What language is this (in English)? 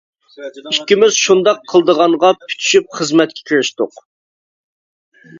Uyghur